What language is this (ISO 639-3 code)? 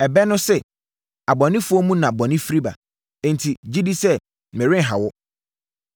aka